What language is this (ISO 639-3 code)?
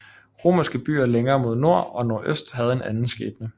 dan